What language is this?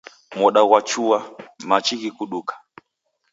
Taita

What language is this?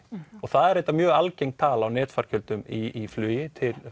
Icelandic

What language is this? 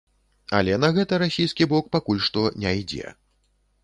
Belarusian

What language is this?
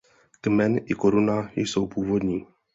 Czech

